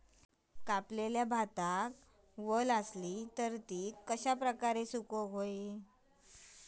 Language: Marathi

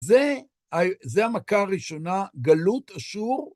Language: Hebrew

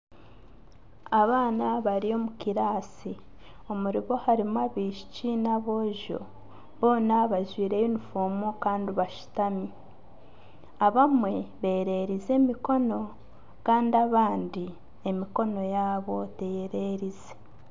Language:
Nyankole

